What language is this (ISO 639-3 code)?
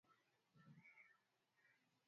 swa